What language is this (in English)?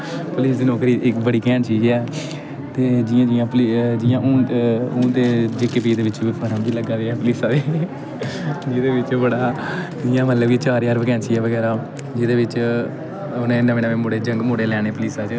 Dogri